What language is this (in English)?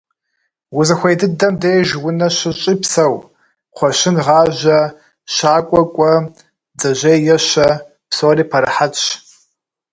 Kabardian